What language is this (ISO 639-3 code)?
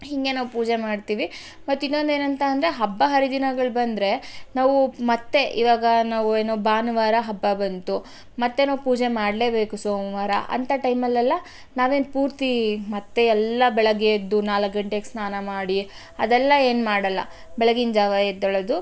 kan